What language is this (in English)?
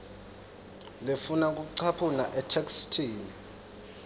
Swati